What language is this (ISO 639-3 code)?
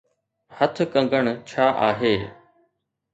snd